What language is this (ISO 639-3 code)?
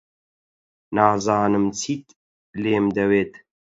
ckb